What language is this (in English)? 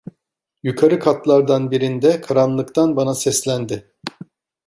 Turkish